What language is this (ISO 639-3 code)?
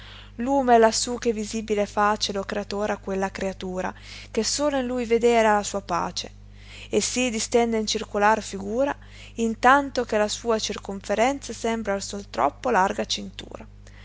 ita